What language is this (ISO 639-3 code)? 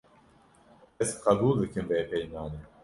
kur